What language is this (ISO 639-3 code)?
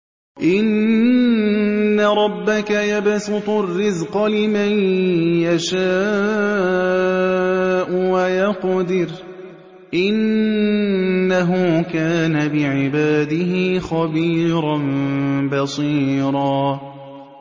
ara